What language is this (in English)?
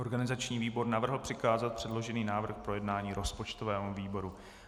Czech